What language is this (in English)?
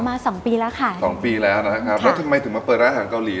Thai